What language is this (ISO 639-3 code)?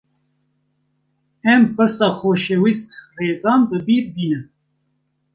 kur